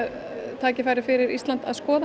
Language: Icelandic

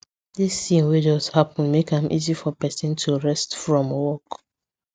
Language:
Nigerian Pidgin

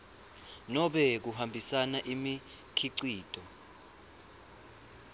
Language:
Swati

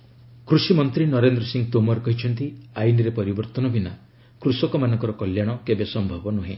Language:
Odia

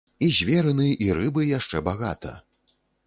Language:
Belarusian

